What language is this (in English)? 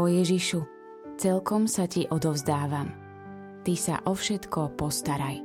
Slovak